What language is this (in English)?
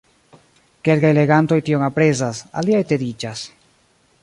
Esperanto